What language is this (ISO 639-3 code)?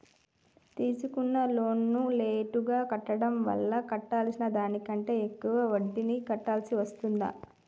tel